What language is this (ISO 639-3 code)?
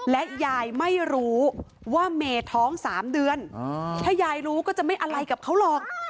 tha